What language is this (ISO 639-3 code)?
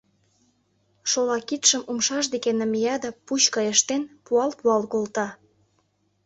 chm